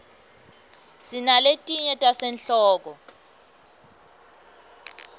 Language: Swati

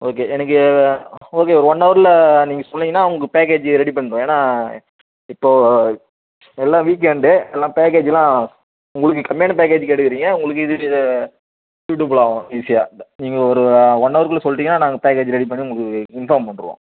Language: Tamil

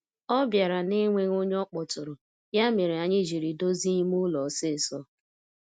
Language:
Igbo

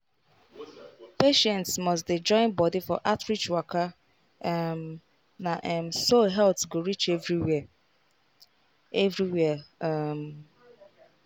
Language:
Nigerian Pidgin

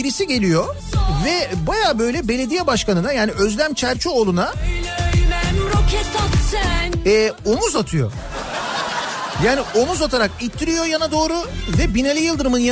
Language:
Turkish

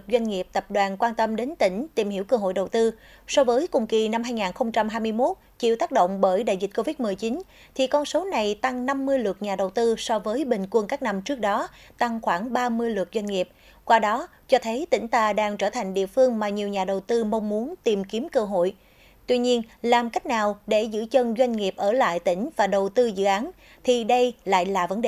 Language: Vietnamese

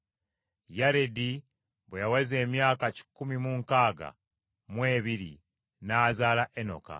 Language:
Ganda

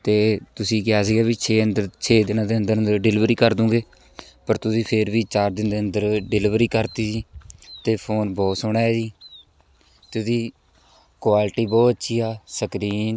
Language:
Punjabi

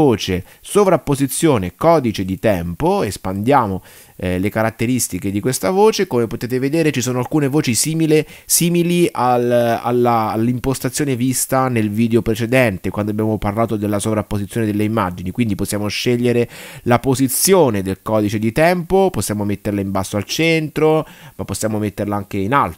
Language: Italian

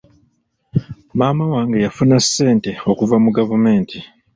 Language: Ganda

